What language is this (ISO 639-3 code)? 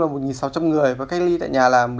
vie